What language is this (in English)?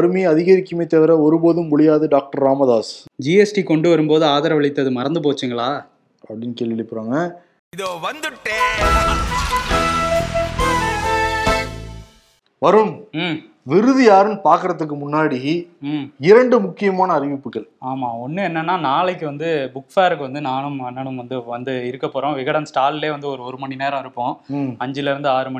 Tamil